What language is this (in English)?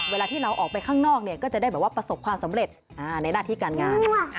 Thai